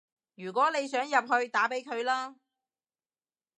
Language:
Cantonese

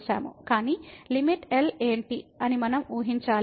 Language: Telugu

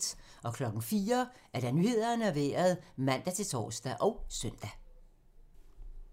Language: Danish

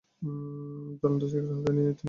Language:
Bangla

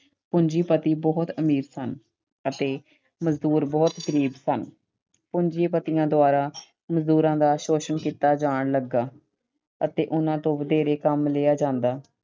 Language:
Punjabi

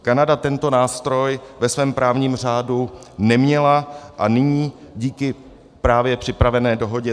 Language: Czech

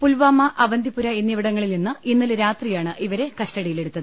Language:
Malayalam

